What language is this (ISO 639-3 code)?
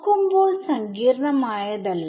mal